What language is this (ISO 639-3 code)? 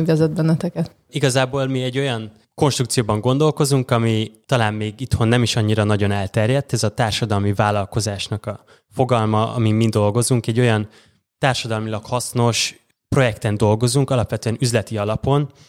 hun